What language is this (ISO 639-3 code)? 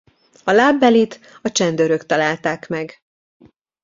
hun